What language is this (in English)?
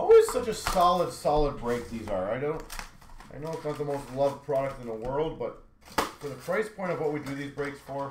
English